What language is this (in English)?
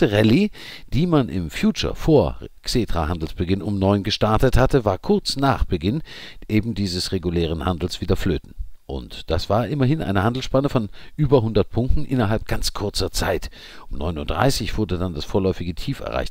German